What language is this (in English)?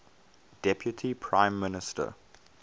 English